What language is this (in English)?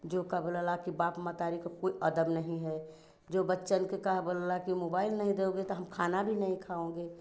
Hindi